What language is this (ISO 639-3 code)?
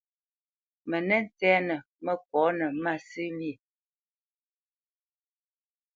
bce